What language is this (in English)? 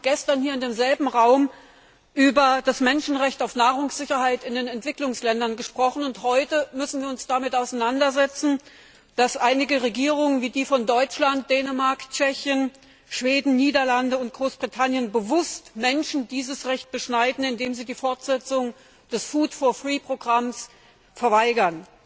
German